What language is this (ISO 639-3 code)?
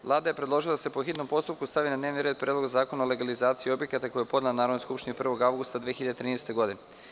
srp